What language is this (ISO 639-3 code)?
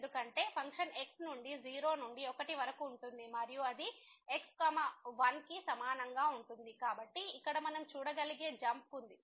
tel